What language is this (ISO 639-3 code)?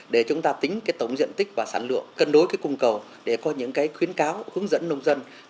vie